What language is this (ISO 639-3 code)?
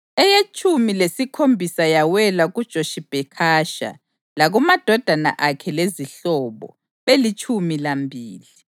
nde